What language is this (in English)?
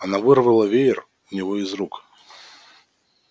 Russian